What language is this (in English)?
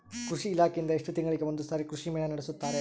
Kannada